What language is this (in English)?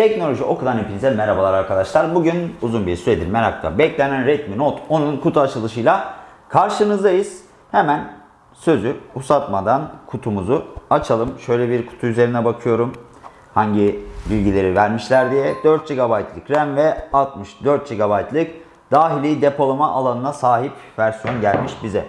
Turkish